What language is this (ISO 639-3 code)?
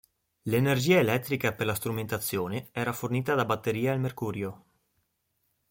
ita